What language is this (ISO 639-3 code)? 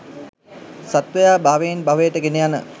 sin